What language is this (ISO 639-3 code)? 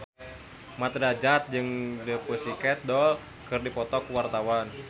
sun